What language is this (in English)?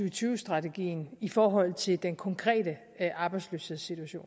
Danish